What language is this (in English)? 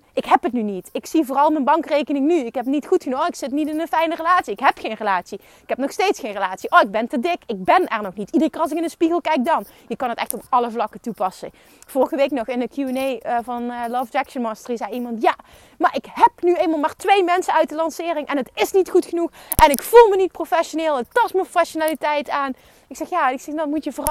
Dutch